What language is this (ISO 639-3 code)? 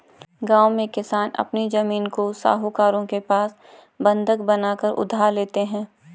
hin